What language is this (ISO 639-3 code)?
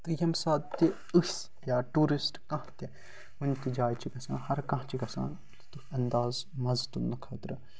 kas